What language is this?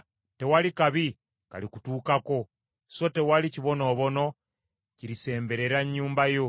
Ganda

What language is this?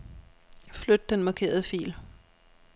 Danish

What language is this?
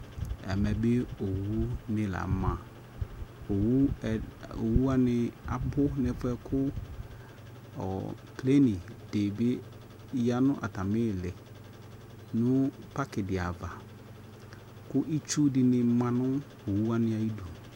Ikposo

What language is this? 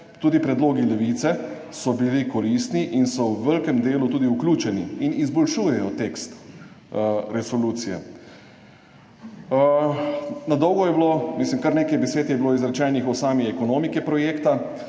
Slovenian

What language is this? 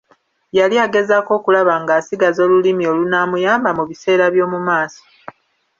Ganda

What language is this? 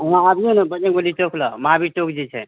Maithili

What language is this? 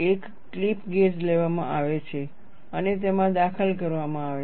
Gujarati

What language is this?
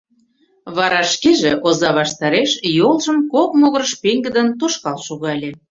Mari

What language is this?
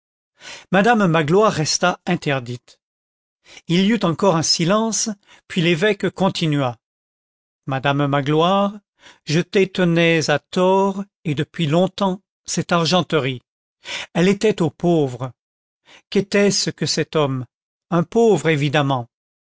French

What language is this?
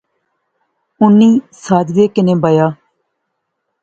Pahari-Potwari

